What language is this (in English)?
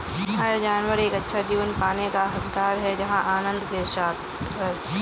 Hindi